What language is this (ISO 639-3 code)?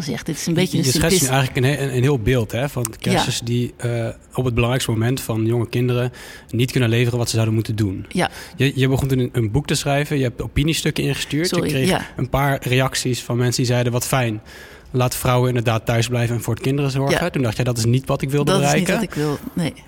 nld